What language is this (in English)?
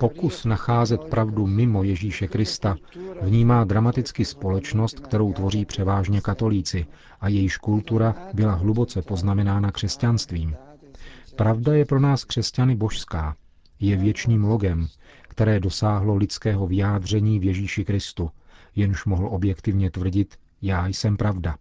Czech